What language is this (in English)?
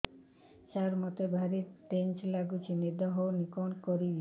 Odia